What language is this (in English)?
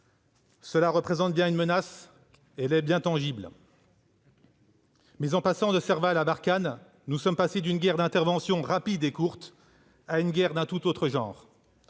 French